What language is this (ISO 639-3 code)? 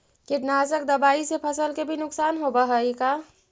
mag